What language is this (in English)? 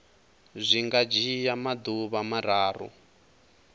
Venda